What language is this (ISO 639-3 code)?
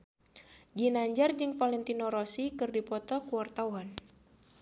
sun